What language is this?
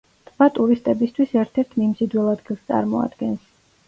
Georgian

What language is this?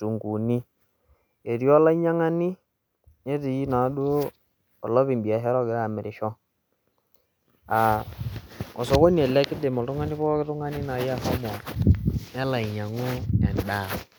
Masai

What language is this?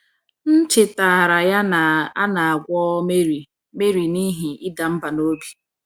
Igbo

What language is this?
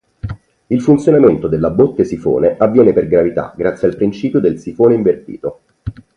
Italian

